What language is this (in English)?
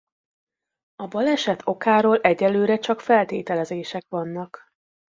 Hungarian